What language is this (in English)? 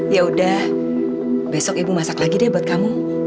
Indonesian